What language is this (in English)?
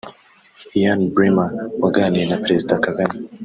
Kinyarwanda